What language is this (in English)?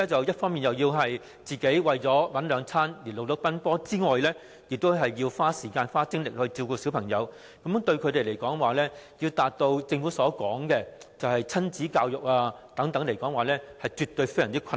Cantonese